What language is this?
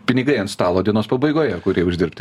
Lithuanian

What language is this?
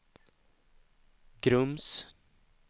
Swedish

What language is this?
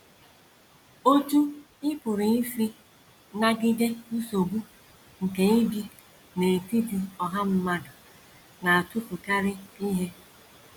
Igbo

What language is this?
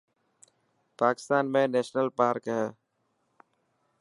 Dhatki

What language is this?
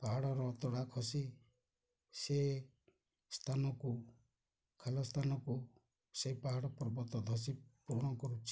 Odia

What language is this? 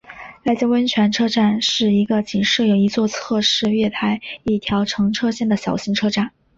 Chinese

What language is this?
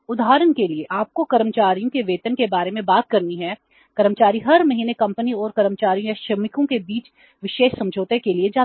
Hindi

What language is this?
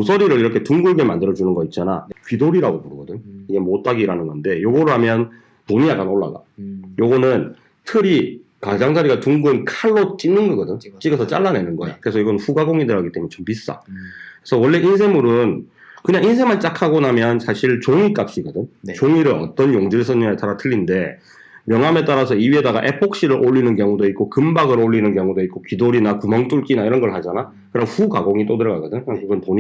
Korean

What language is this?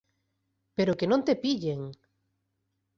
Galician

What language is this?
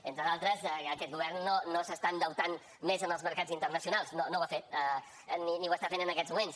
Catalan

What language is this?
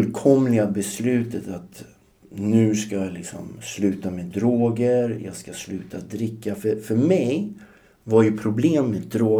Swedish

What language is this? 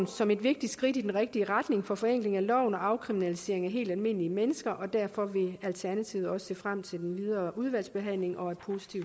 Danish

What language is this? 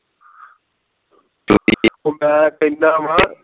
Punjabi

